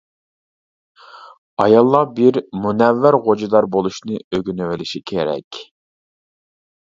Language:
Uyghur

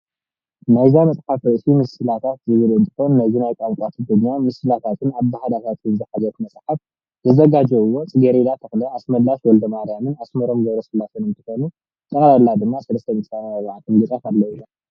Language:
Tigrinya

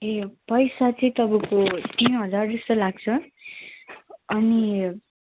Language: Nepali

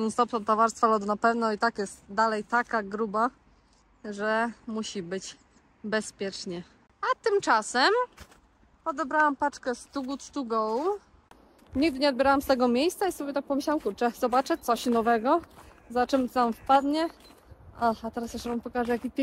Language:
Polish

